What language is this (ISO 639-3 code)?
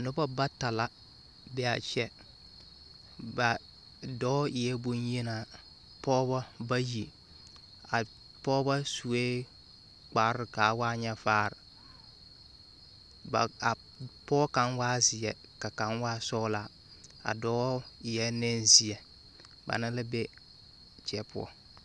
dga